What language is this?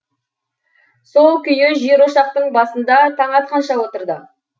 Kazakh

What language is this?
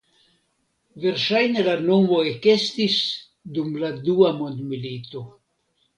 Esperanto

